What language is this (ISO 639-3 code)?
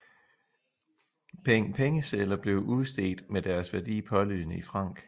dan